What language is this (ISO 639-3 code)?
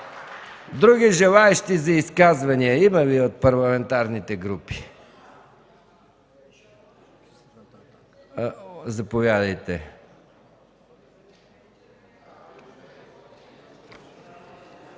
bul